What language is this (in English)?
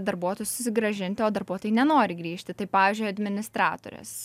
Lithuanian